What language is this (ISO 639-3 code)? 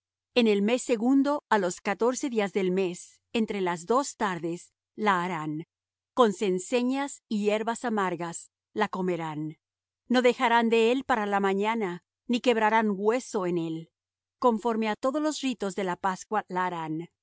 spa